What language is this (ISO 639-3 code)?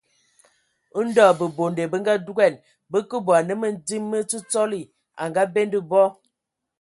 ewo